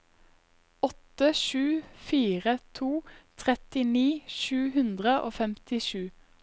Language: Norwegian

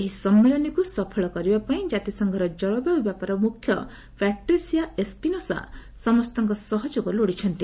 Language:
Odia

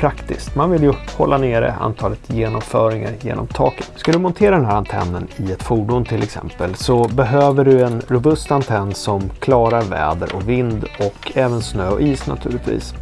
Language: Swedish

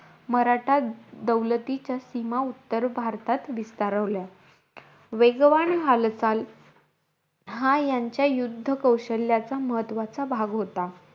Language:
Marathi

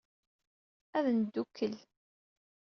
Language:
Kabyle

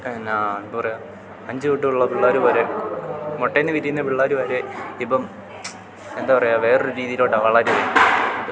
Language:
Malayalam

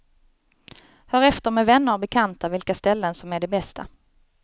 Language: Swedish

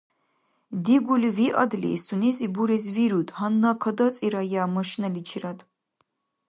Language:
Dargwa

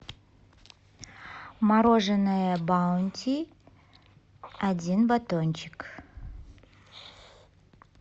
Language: Russian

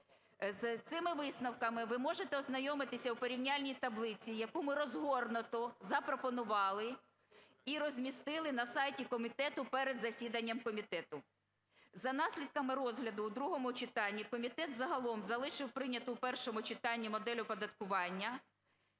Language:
Ukrainian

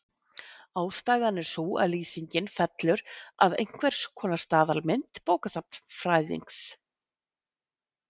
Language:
Icelandic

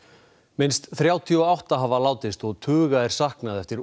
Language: Icelandic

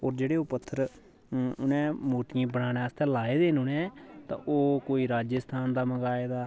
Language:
Dogri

